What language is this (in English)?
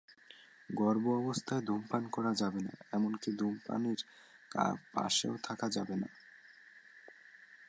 Bangla